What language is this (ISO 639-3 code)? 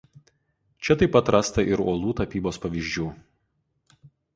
lit